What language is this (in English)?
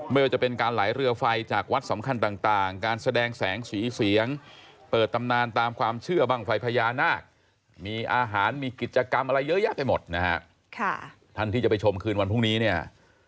Thai